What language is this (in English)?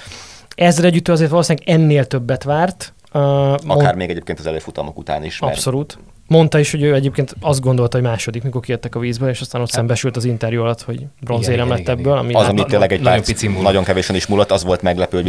Hungarian